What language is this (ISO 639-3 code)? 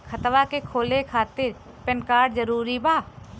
bho